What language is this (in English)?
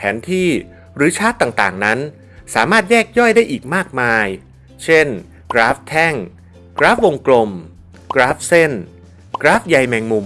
Thai